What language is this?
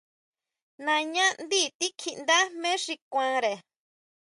Huautla Mazatec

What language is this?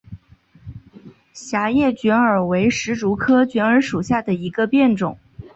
Chinese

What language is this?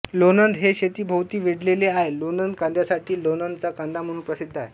Marathi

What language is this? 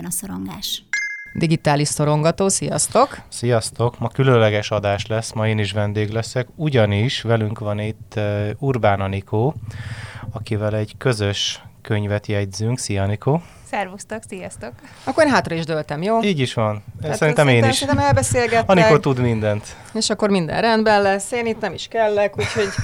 Hungarian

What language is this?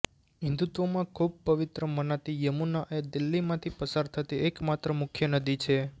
Gujarati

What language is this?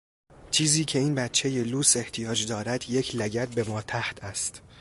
Persian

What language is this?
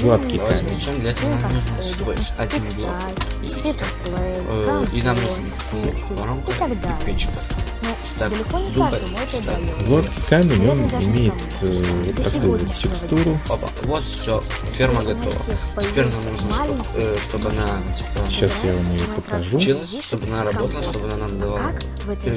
Russian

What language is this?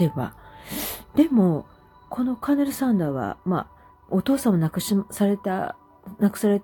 Japanese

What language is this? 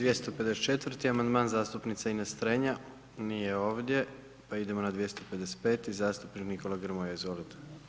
Croatian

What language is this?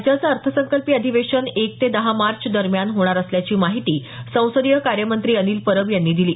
Marathi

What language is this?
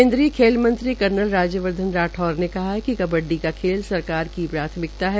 Hindi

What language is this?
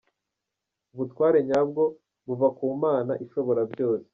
Kinyarwanda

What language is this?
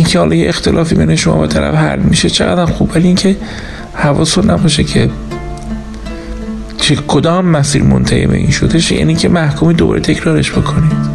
Persian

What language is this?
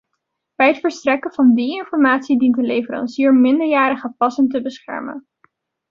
Dutch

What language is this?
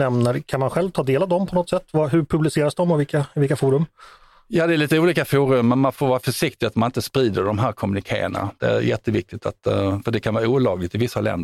Swedish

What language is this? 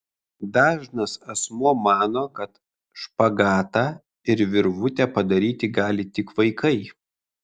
Lithuanian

